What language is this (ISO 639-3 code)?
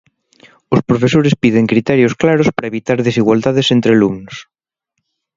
glg